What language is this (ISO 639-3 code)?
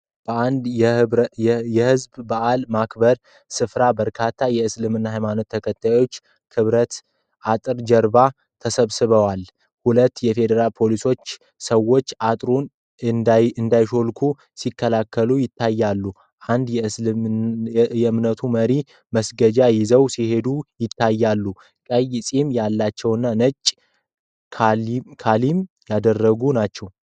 amh